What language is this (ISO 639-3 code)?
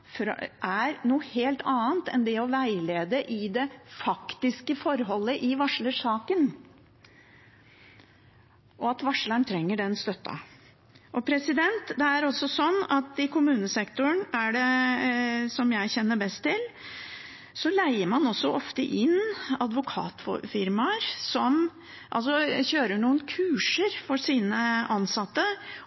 nob